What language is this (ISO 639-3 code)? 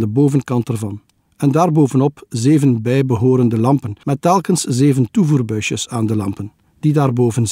nld